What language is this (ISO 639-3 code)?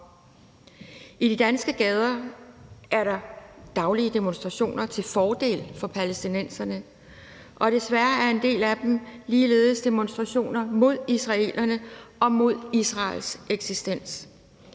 dan